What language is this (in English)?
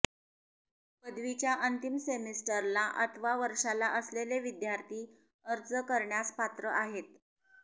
Marathi